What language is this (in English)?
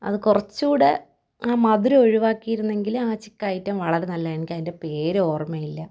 Malayalam